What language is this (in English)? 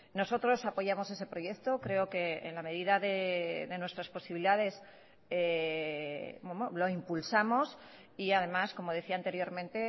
Spanish